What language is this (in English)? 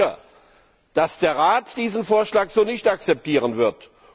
German